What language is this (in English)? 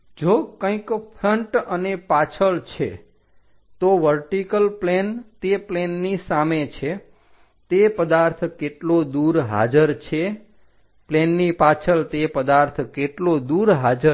Gujarati